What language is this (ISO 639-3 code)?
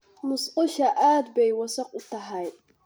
som